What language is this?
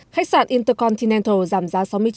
Vietnamese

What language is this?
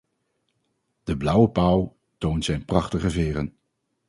Dutch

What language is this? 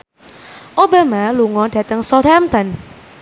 Javanese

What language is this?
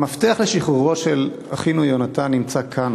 Hebrew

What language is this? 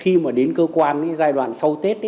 Vietnamese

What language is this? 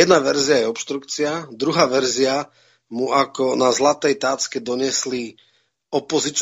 Czech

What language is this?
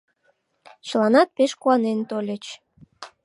Mari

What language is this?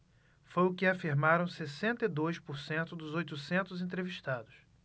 Portuguese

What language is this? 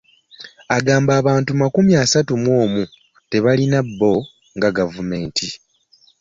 Ganda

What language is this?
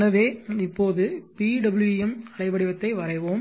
Tamil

